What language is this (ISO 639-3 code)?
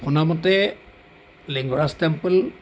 asm